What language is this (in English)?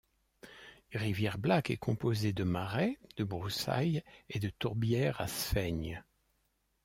French